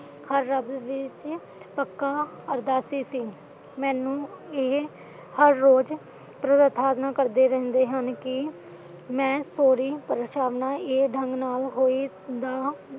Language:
Punjabi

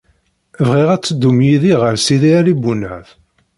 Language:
Kabyle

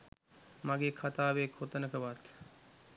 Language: Sinhala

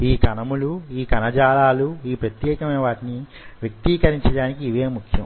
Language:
Telugu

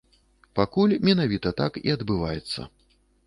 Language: Belarusian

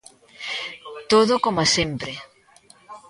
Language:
Galician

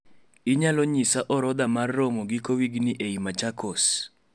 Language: Luo (Kenya and Tanzania)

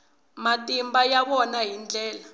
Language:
Tsonga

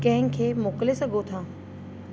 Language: Sindhi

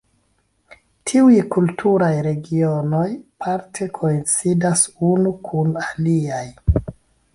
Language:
Esperanto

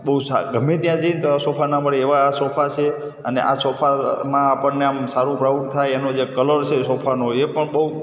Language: Gujarati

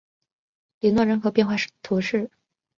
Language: Chinese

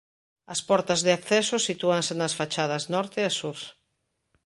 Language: Galician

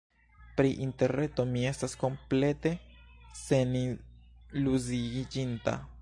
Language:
Esperanto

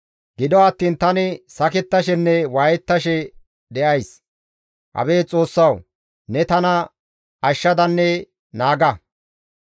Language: Gamo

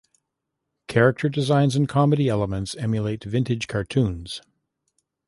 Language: English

